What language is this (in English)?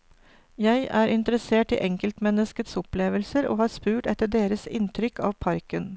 Norwegian